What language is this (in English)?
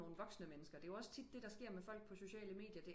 Danish